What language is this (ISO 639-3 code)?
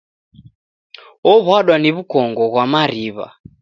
dav